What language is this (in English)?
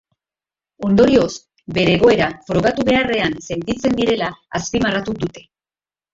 Basque